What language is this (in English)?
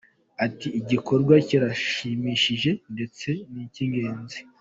Kinyarwanda